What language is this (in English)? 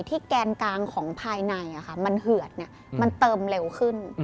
Thai